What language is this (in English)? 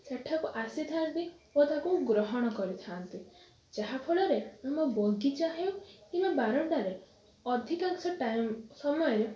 Odia